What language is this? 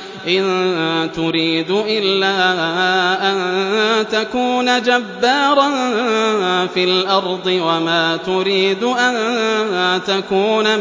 Arabic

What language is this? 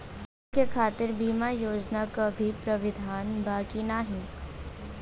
Bhojpuri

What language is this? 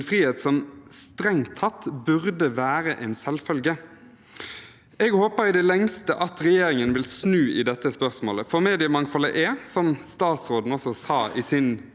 Norwegian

